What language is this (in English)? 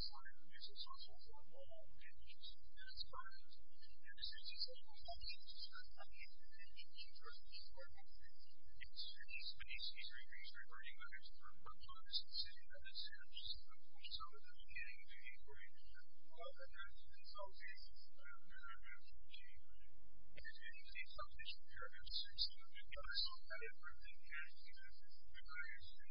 English